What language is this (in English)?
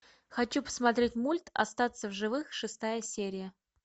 Russian